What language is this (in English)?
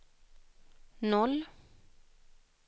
Swedish